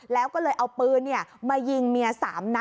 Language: Thai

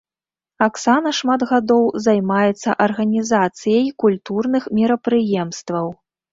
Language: Belarusian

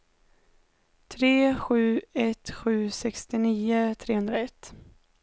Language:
Swedish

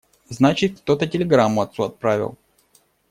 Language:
Russian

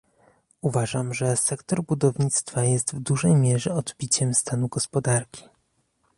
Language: Polish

